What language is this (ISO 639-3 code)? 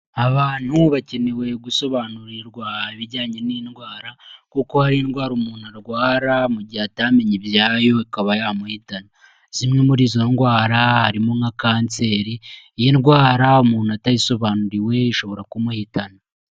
kin